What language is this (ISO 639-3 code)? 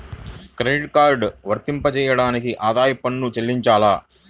tel